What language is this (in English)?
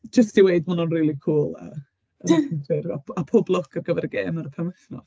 Welsh